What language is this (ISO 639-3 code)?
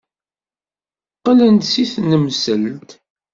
kab